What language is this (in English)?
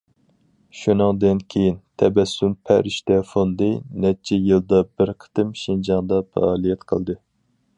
Uyghur